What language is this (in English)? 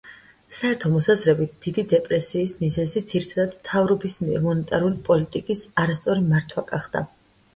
Georgian